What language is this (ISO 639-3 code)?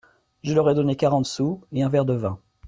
fra